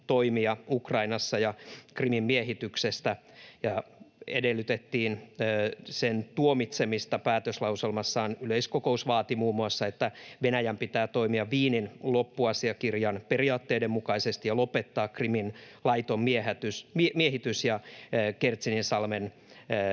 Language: Finnish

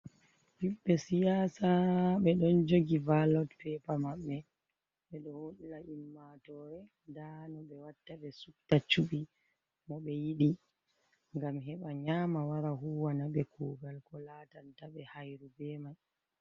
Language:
Fula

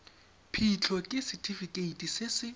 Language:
Tswana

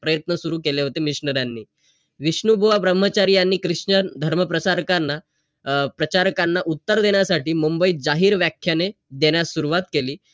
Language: Marathi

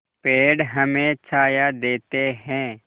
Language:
Hindi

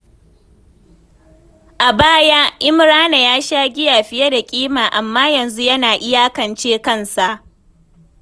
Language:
Hausa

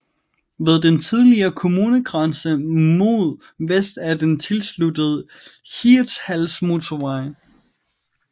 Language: Danish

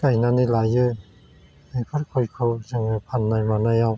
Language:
Bodo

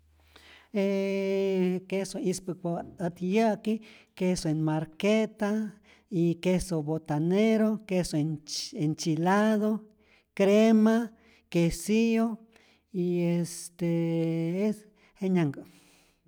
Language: Rayón Zoque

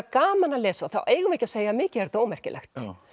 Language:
Icelandic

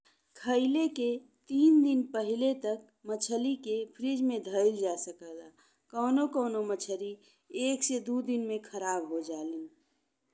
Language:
Bhojpuri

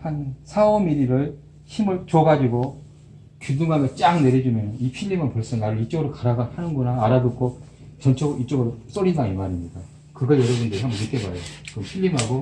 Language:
Korean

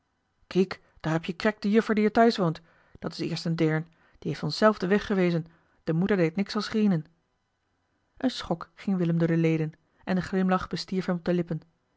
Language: Dutch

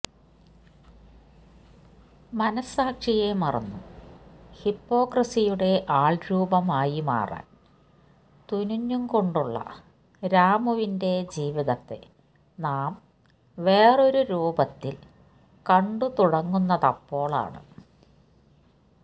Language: Malayalam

